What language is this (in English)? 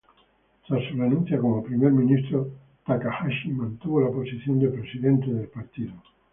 Spanish